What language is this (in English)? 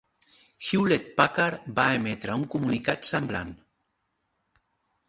Catalan